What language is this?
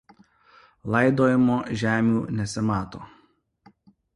Lithuanian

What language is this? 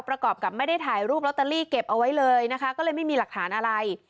Thai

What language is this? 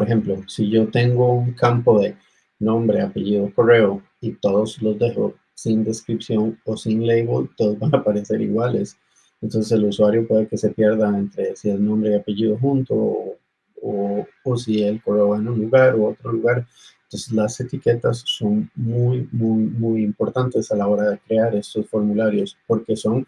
Spanish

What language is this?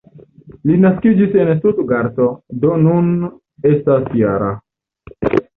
Esperanto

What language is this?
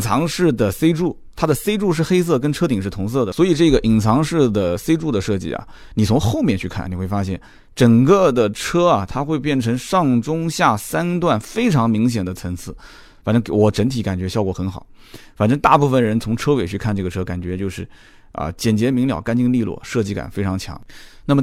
Chinese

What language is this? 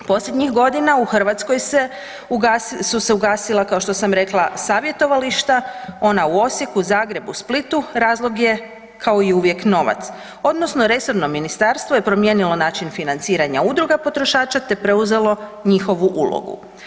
Croatian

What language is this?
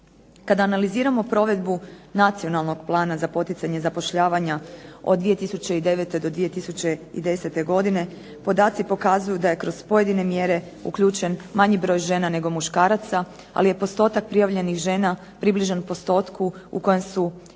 Croatian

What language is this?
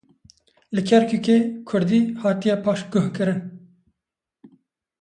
Kurdish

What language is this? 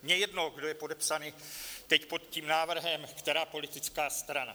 Czech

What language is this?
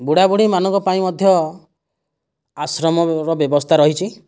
Odia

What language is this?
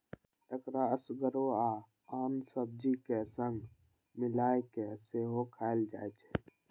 Maithili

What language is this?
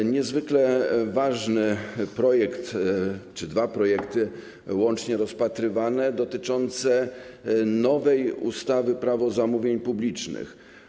Polish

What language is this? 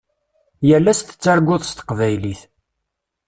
Kabyle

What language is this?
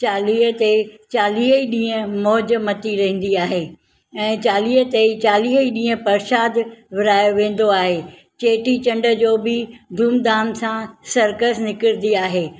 Sindhi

